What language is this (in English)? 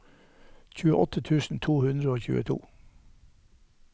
Norwegian